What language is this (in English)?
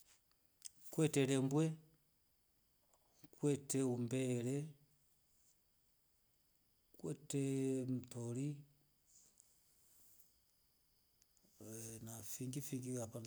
Rombo